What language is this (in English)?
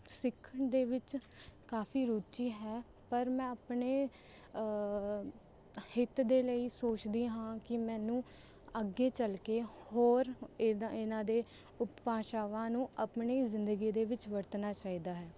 Punjabi